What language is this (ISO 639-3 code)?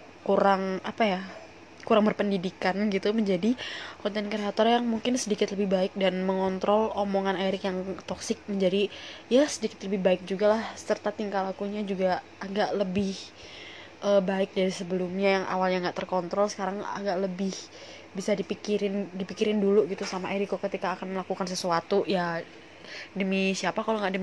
ind